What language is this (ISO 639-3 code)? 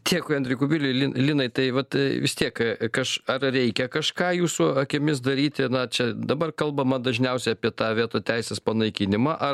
lit